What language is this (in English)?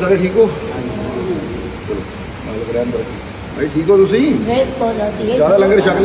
Malayalam